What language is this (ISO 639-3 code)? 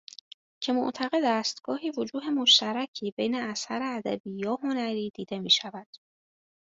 fas